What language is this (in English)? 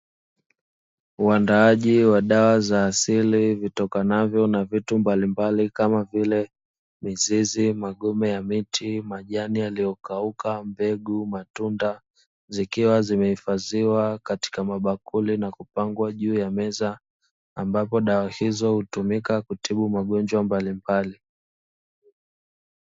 Swahili